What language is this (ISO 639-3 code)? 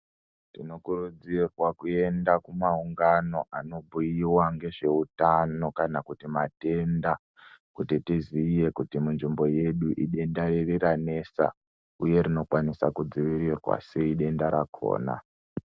ndc